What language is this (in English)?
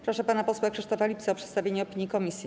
Polish